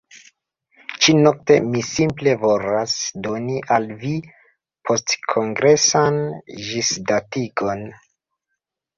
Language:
Esperanto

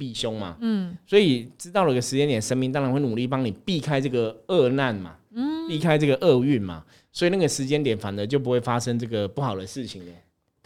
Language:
Chinese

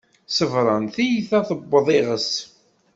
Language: Kabyle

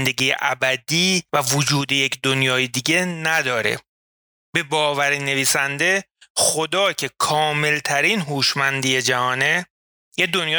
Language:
Persian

